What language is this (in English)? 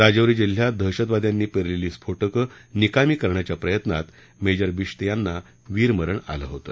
Marathi